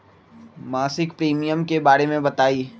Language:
Magahi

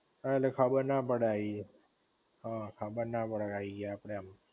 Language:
Gujarati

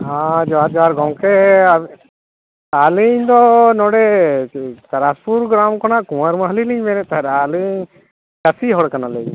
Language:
Santali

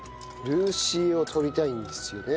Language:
Japanese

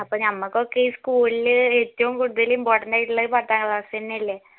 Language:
Malayalam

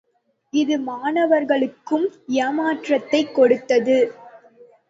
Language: Tamil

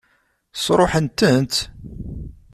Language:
Kabyle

